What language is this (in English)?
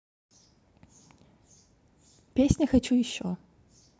Russian